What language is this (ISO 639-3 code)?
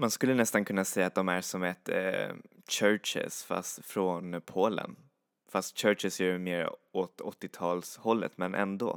swe